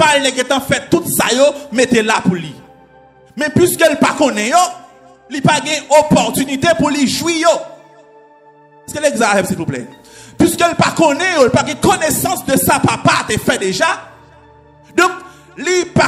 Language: French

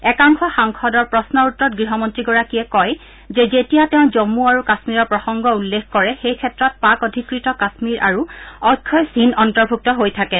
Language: Assamese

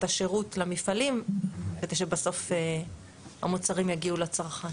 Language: Hebrew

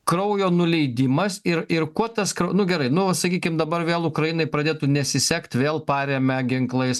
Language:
Lithuanian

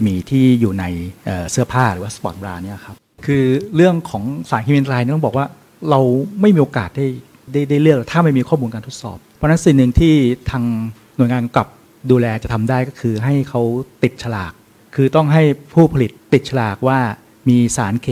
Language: Thai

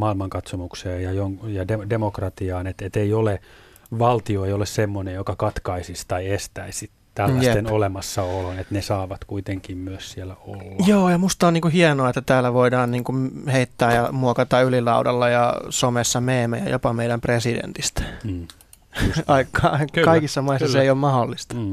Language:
Finnish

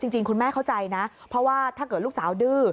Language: Thai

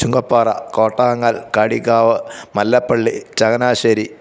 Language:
Malayalam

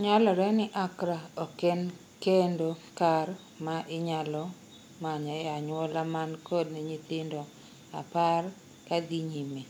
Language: Luo (Kenya and Tanzania)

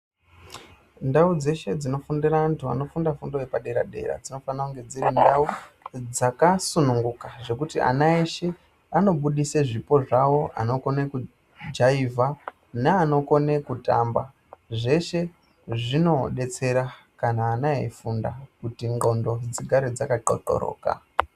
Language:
Ndau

